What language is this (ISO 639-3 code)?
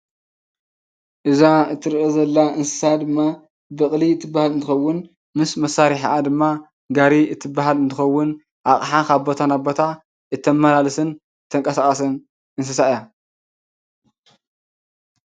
tir